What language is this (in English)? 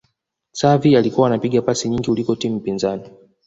Swahili